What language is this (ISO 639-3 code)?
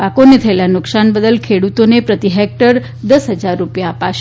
guj